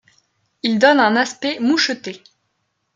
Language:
French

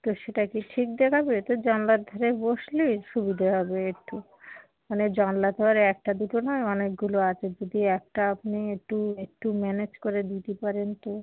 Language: Bangla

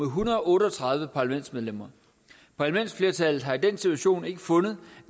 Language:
Danish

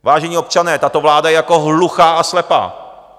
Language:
Czech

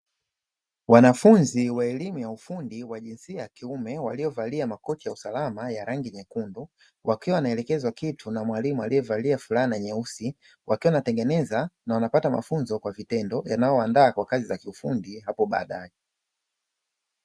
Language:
Swahili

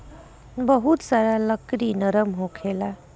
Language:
Bhojpuri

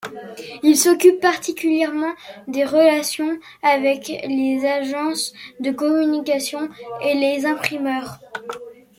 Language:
French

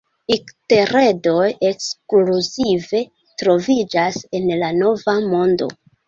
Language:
Esperanto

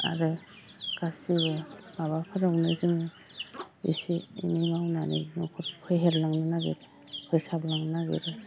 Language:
Bodo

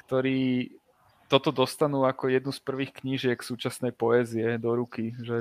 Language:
Slovak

